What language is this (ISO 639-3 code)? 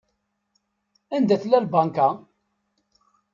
kab